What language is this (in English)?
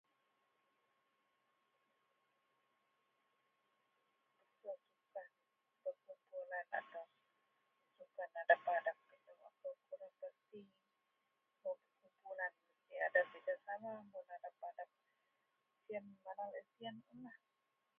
Central Melanau